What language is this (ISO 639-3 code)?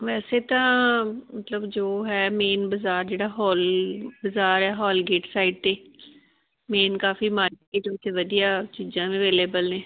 pan